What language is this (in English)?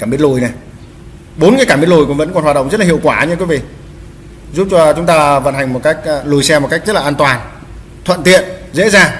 Vietnamese